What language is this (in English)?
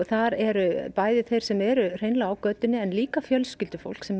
Icelandic